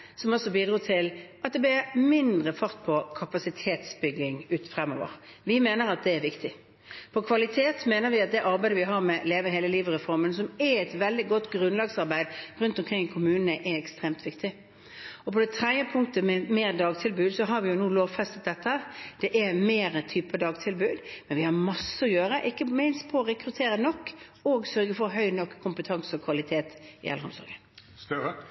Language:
Norwegian Bokmål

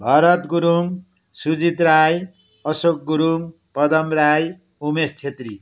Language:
Nepali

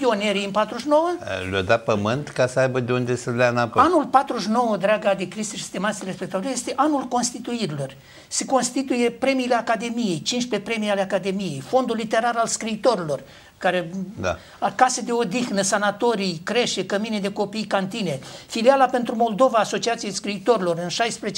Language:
Romanian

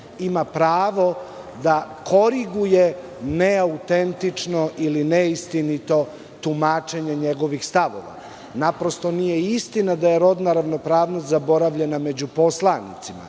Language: Serbian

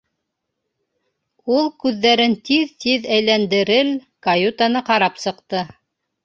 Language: Bashkir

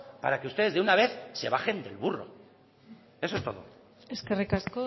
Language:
Spanish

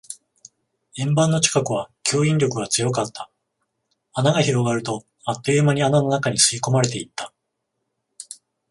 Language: Japanese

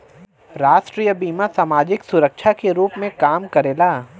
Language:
Bhojpuri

